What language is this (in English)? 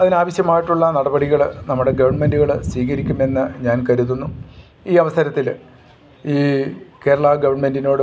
Malayalam